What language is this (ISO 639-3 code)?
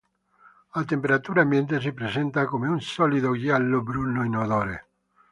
ita